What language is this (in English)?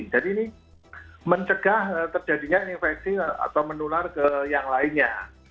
Indonesian